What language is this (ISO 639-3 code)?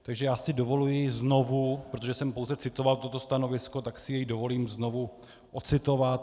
ces